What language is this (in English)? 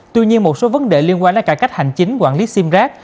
Vietnamese